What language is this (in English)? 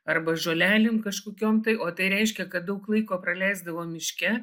Lithuanian